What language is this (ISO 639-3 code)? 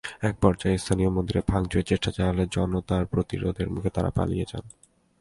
ben